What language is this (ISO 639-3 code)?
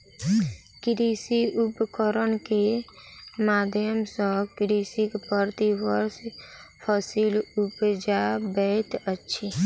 mai